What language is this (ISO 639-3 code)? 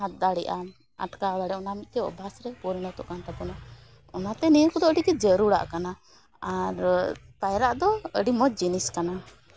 sat